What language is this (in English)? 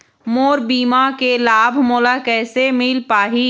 Chhattisgarhi